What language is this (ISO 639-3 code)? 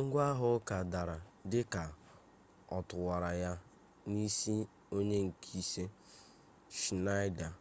ibo